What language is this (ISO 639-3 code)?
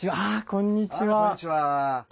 jpn